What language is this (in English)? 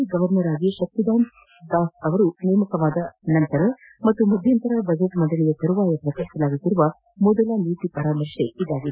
Kannada